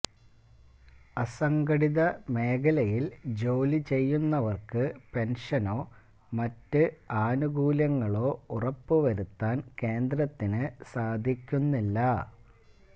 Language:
Malayalam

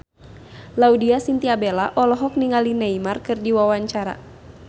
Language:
Sundanese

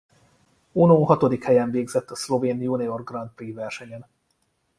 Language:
Hungarian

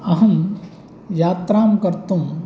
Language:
Sanskrit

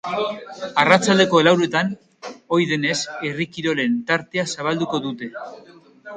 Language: Basque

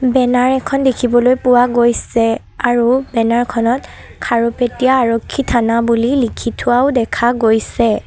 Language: Assamese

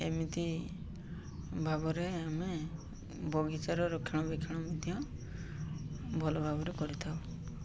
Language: Odia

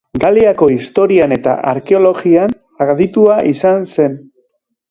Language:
Basque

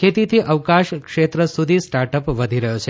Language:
Gujarati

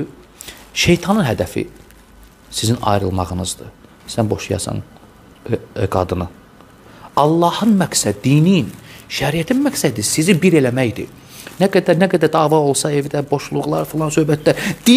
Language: Turkish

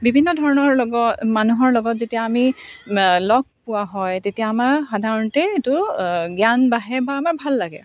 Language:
Assamese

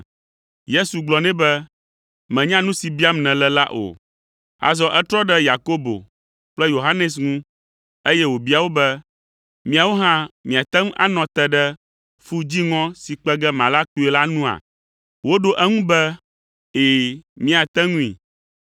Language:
Ewe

